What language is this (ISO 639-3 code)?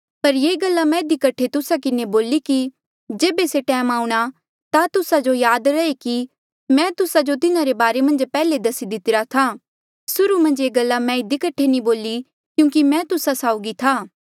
mjl